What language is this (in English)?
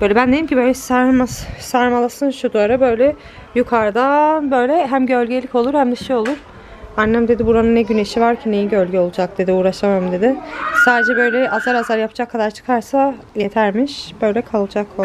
Turkish